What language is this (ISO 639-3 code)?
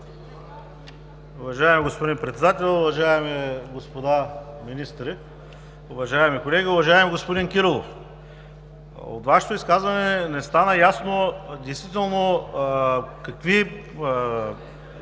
bul